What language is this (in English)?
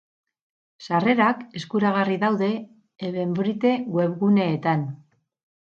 Basque